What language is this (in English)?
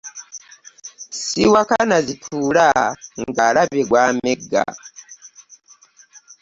Ganda